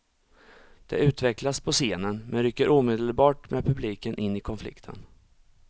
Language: Swedish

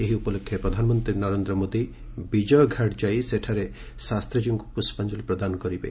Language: Odia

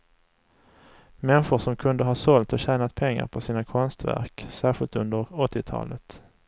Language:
Swedish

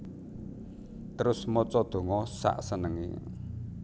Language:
Javanese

